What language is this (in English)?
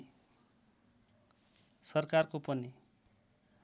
Nepali